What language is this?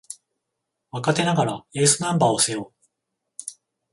Japanese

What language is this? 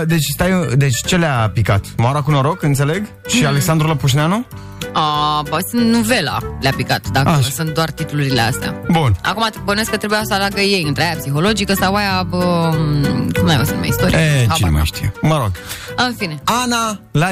Romanian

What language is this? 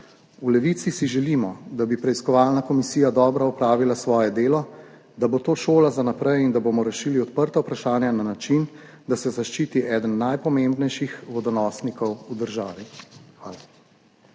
Slovenian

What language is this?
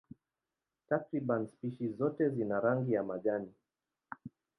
Swahili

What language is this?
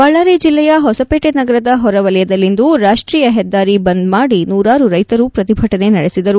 Kannada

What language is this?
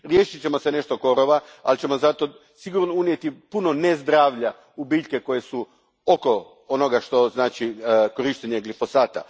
Croatian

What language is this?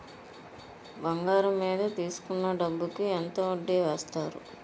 Telugu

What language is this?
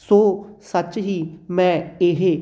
Punjabi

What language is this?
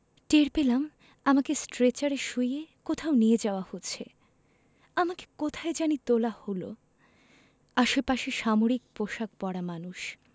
Bangla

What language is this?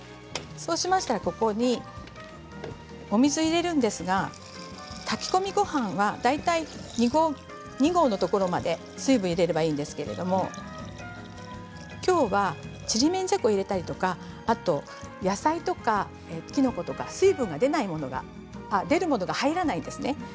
Japanese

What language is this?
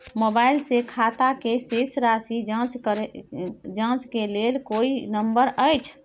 Maithili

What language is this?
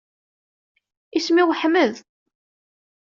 Kabyle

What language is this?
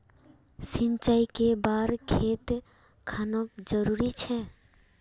Magahi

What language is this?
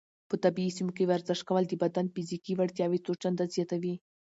Pashto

